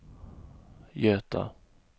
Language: Swedish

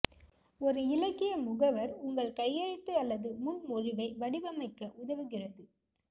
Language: Tamil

